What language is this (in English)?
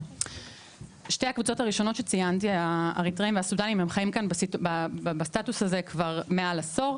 Hebrew